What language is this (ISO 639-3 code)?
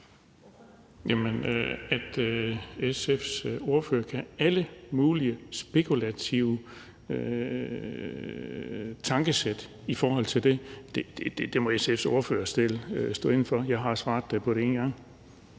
dan